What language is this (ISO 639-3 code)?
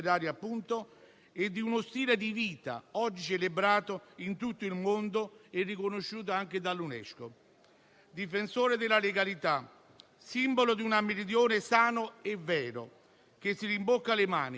ita